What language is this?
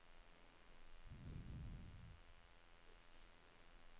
Norwegian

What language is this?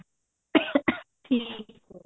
Punjabi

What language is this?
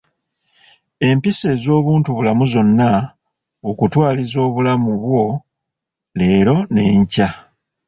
Ganda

